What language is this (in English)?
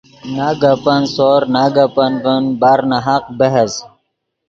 Yidgha